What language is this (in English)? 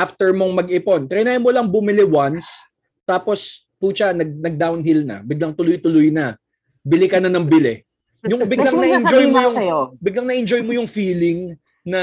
Filipino